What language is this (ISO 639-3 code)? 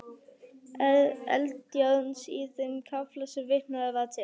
isl